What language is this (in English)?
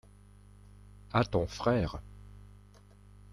French